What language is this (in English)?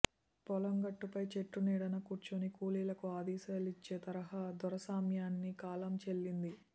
Telugu